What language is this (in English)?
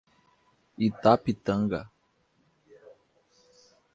Portuguese